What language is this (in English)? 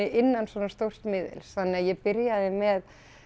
Icelandic